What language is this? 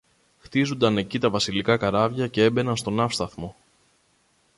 Greek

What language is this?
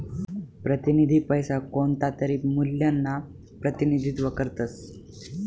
Marathi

